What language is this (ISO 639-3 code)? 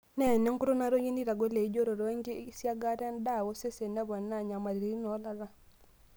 mas